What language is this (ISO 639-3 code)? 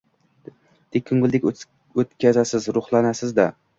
uzb